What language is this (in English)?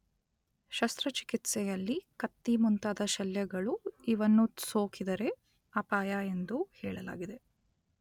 Kannada